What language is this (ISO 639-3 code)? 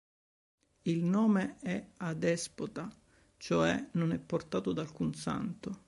ita